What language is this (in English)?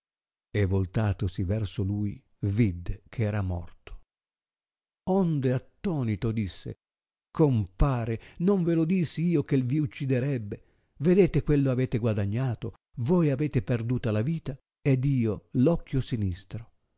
Italian